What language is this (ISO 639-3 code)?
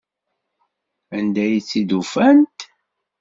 kab